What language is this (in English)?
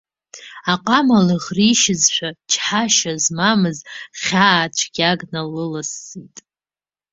Abkhazian